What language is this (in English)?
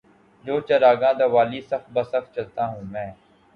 Urdu